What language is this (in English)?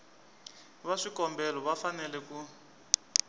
Tsonga